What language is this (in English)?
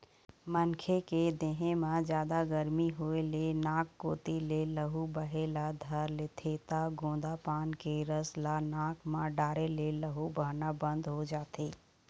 Chhattisgarhi